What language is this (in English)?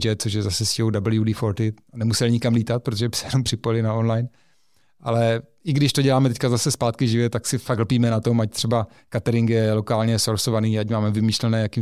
Czech